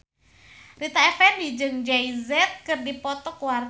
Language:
Sundanese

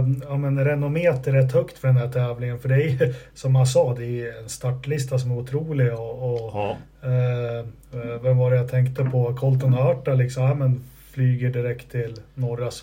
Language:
Swedish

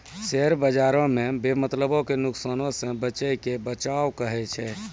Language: Maithili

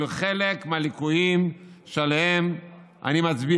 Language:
Hebrew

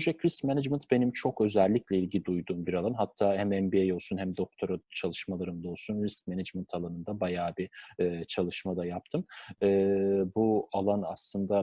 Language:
Turkish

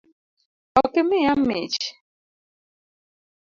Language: Luo (Kenya and Tanzania)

